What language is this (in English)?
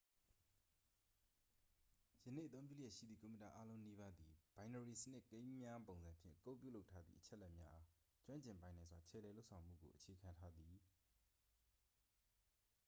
Burmese